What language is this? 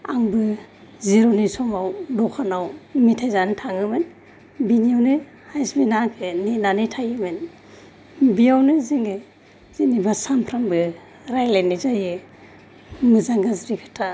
Bodo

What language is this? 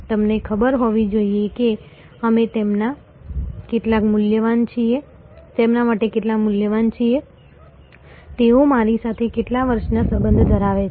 Gujarati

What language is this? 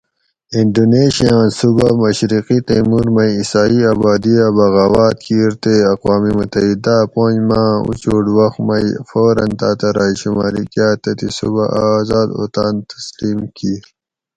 Gawri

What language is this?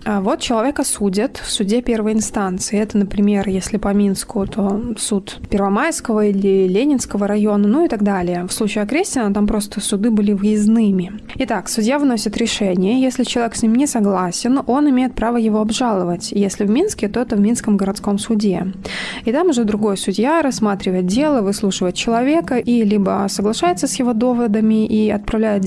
Russian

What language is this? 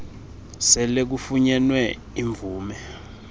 Xhosa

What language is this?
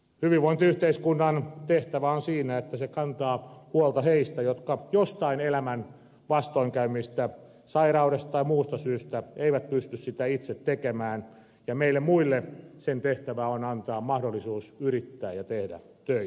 Finnish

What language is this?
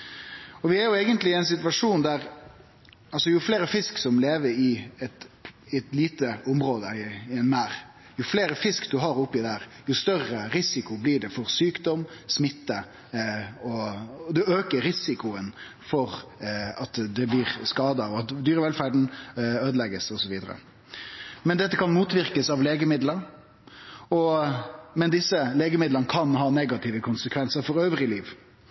Norwegian Nynorsk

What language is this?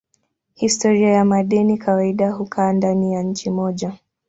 Swahili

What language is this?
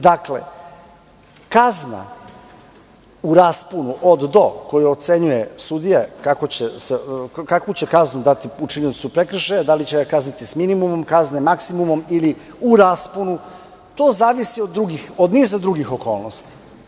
Serbian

